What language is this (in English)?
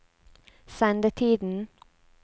Norwegian